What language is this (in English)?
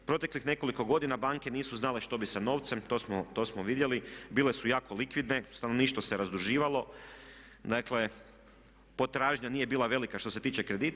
Croatian